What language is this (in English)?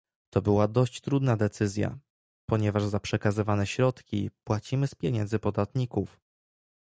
Polish